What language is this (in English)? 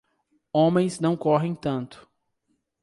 Portuguese